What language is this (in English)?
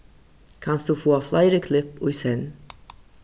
Faroese